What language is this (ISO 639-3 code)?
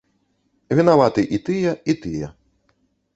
bel